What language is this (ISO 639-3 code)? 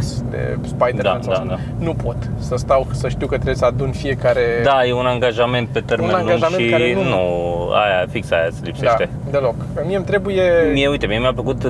ron